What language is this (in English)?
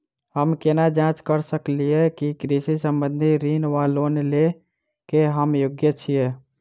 Maithili